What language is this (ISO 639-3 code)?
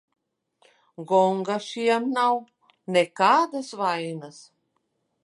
lav